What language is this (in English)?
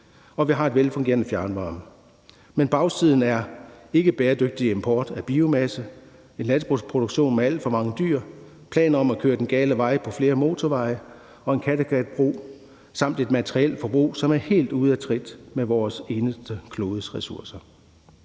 Danish